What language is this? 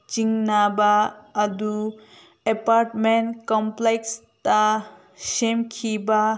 Manipuri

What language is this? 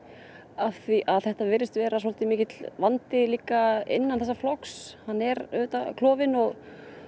Icelandic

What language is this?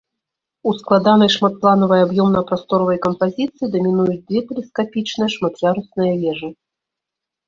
Belarusian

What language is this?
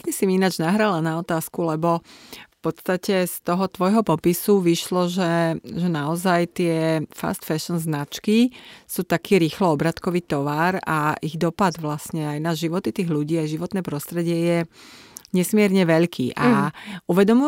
Slovak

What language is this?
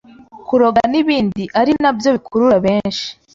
Kinyarwanda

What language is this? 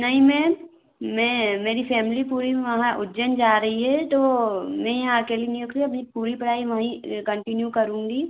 Hindi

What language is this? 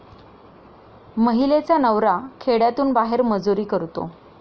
Marathi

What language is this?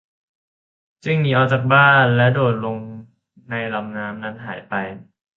Thai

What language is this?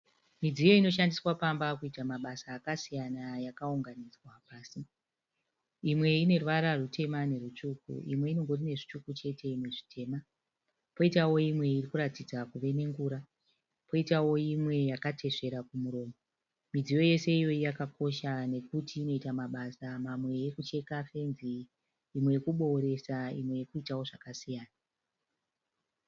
Shona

